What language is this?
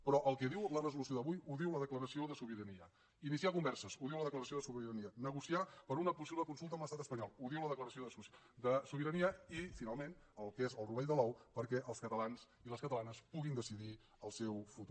Catalan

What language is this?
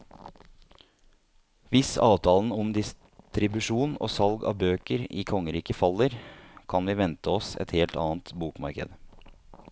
Norwegian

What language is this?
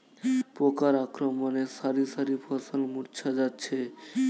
Bangla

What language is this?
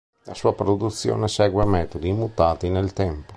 Italian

